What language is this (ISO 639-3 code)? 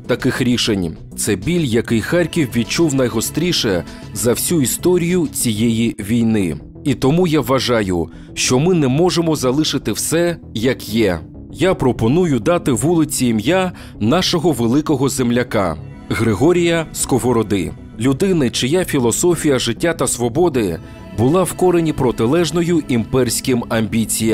ukr